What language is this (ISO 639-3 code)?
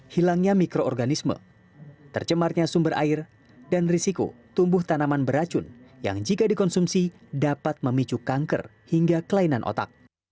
ind